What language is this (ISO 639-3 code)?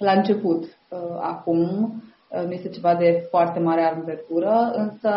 ron